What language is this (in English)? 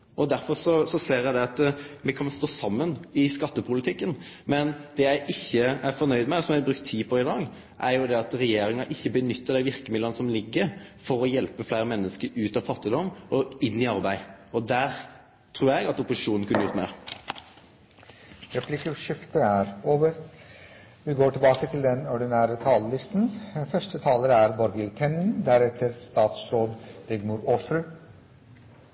Norwegian